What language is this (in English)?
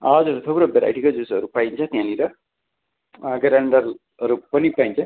Nepali